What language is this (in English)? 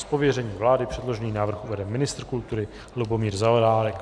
Czech